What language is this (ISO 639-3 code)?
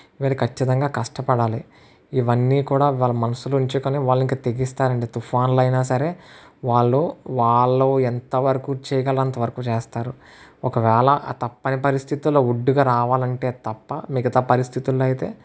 tel